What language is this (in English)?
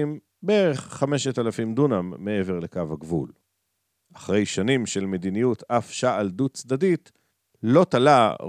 Hebrew